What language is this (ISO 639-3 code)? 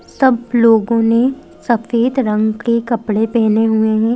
hin